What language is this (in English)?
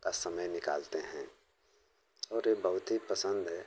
Hindi